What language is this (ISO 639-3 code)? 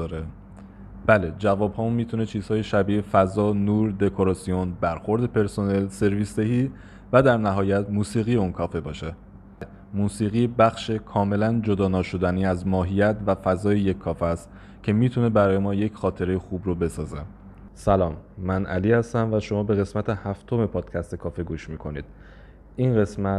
fas